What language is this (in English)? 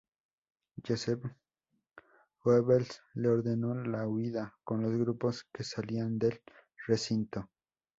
Spanish